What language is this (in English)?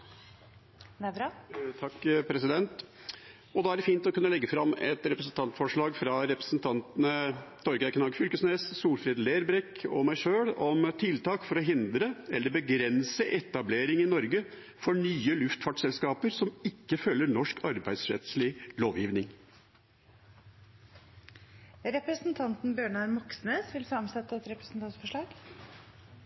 Norwegian